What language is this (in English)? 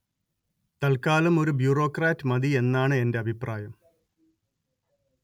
Malayalam